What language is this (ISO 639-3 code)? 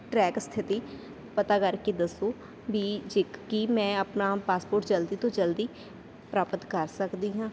pan